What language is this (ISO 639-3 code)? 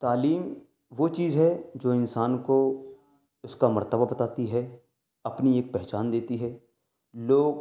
urd